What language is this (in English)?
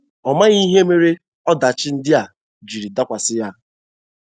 Igbo